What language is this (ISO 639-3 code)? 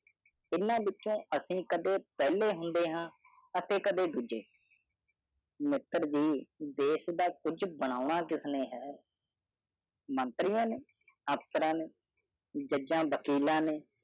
pan